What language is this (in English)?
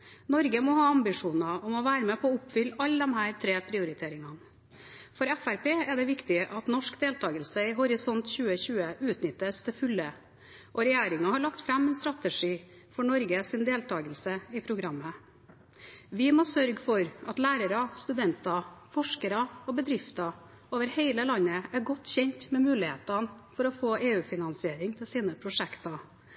Norwegian Bokmål